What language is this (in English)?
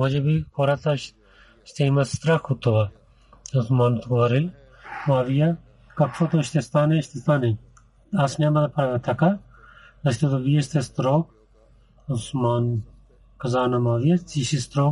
Bulgarian